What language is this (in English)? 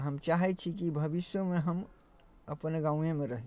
Maithili